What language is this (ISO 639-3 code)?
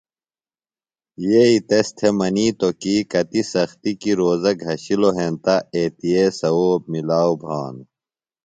phl